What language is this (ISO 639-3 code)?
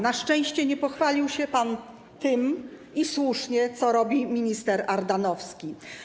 pol